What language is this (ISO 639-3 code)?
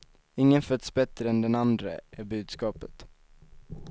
swe